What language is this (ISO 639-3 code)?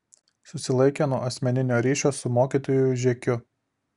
lit